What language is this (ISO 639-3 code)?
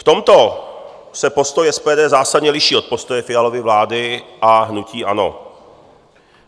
ces